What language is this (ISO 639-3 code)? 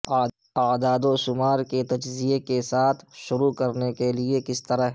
urd